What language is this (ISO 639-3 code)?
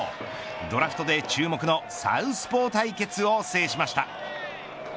jpn